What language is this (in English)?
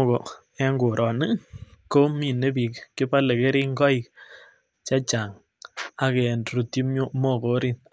Kalenjin